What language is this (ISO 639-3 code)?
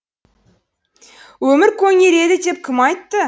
kaz